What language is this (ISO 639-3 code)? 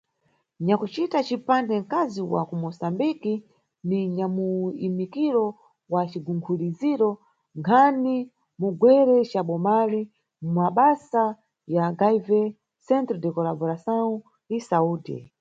nyu